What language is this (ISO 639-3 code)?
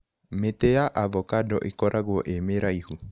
kik